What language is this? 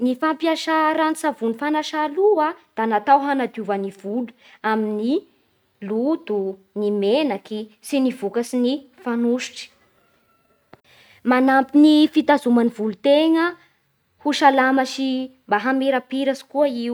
Bara Malagasy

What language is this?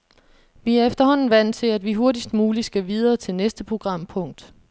Danish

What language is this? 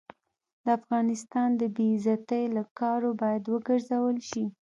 Pashto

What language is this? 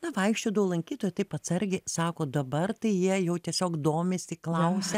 Lithuanian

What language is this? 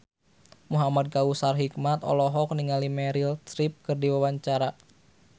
Sundanese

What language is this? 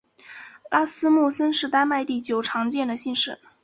Chinese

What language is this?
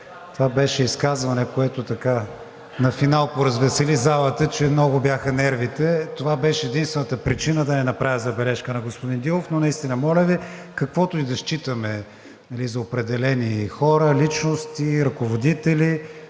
Bulgarian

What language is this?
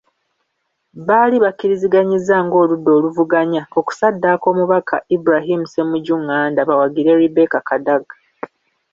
Ganda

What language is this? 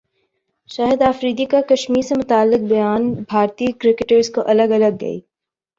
Urdu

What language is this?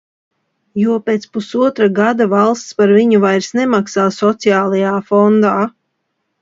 Latvian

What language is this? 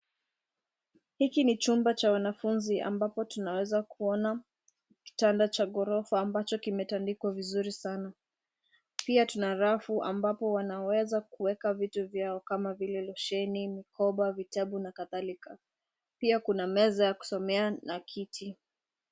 Swahili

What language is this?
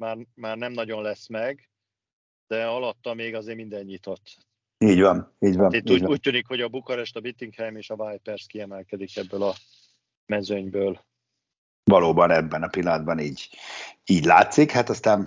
Hungarian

